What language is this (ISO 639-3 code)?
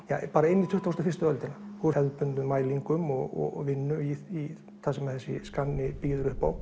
isl